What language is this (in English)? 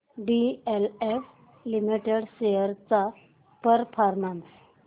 Marathi